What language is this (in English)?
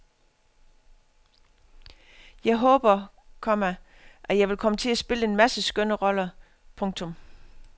Danish